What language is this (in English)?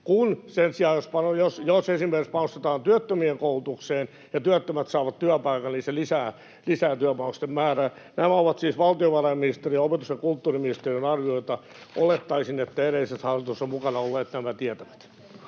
Finnish